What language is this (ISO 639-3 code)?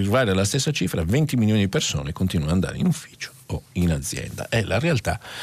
ita